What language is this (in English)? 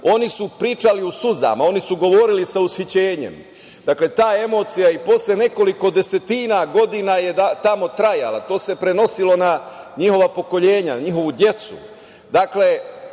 Serbian